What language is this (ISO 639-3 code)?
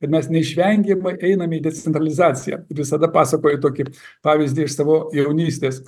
lit